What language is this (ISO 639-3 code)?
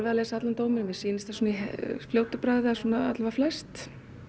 isl